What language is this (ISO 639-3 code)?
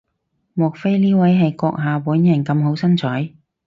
yue